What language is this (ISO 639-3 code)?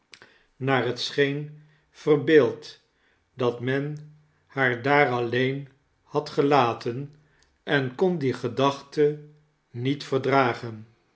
nld